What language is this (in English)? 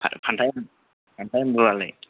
Bodo